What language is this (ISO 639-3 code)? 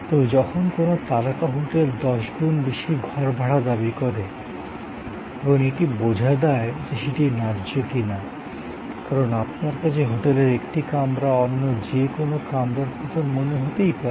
ben